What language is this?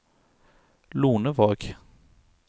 Norwegian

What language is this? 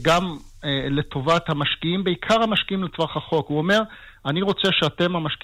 Hebrew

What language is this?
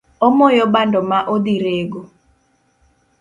Luo (Kenya and Tanzania)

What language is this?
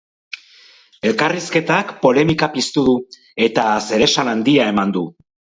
Basque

